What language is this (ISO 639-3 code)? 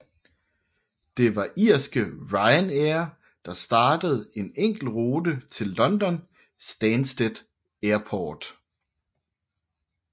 dan